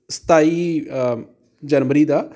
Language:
Punjabi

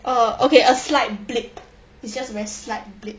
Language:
English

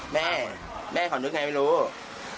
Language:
Thai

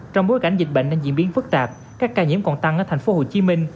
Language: Vietnamese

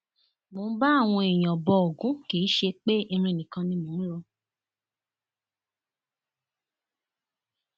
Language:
Yoruba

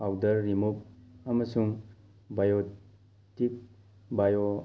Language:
Manipuri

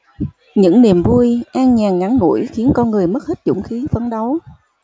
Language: Vietnamese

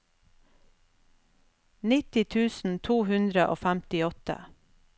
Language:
Norwegian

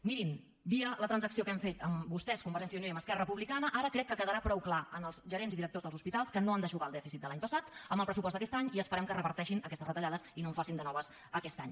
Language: Catalan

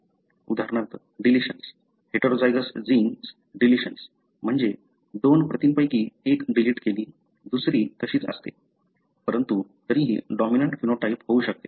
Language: Marathi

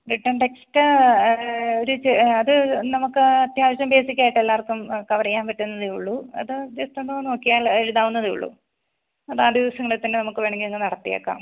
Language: Malayalam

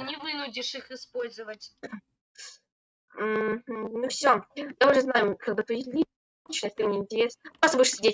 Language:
Russian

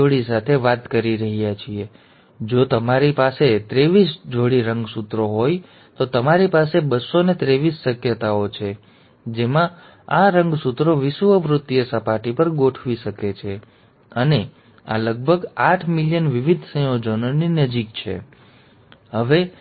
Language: Gujarati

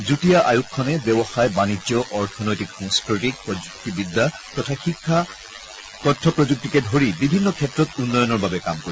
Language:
Assamese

